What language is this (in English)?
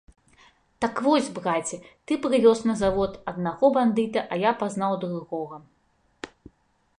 Belarusian